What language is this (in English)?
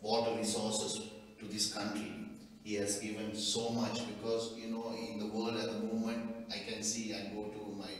English